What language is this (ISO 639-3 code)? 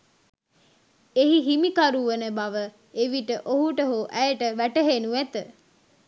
sin